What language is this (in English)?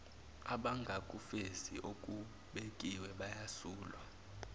Zulu